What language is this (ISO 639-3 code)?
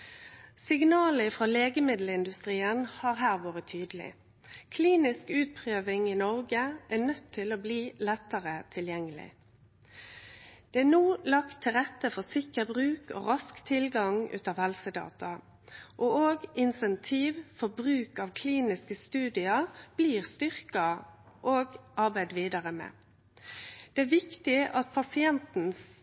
nno